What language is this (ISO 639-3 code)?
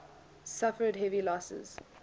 eng